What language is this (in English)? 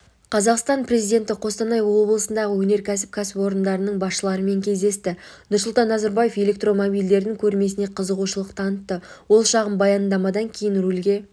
Kazakh